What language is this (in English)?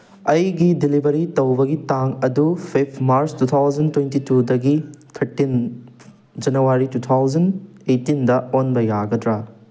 Manipuri